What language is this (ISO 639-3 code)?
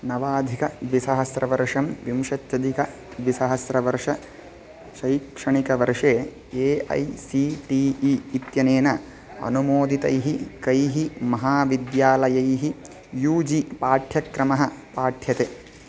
san